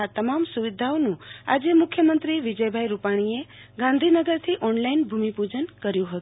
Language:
Gujarati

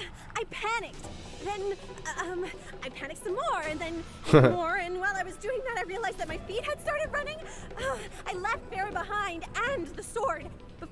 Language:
Spanish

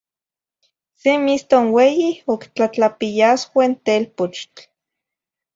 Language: Zacatlán-Ahuacatlán-Tepetzintla Nahuatl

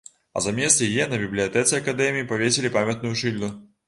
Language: Belarusian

